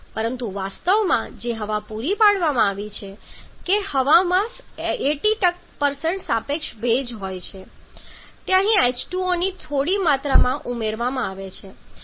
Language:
Gujarati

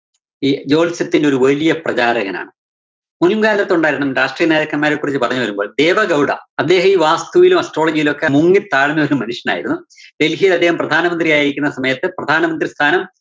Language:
Malayalam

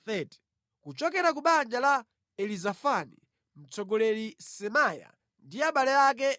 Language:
Nyanja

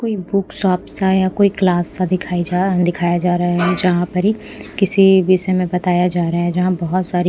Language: Hindi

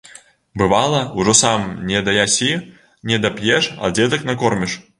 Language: Belarusian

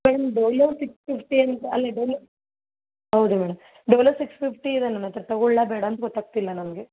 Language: Kannada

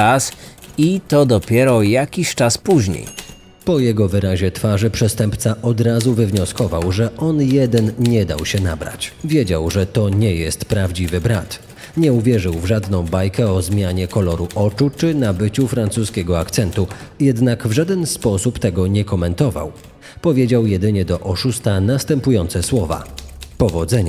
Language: Polish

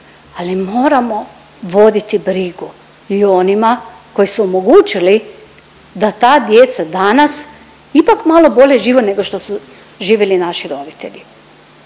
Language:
Croatian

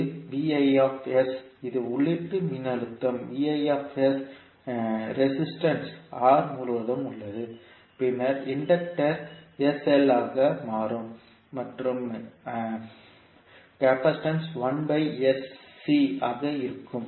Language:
Tamil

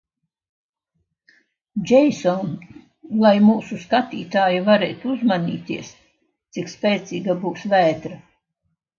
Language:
Latvian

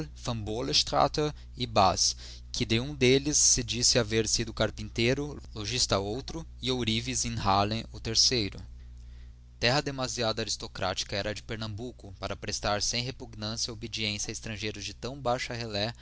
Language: Portuguese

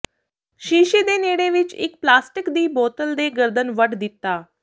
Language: Punjabi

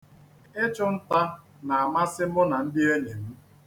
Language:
Igbo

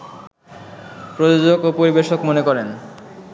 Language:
Bangla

